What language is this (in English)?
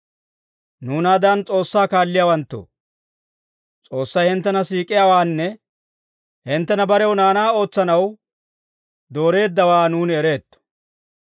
Dawro